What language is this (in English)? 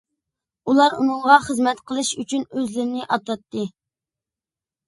Uyghur